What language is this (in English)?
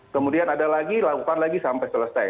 Indonesian